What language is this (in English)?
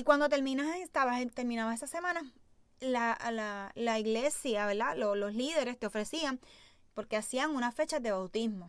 Spanish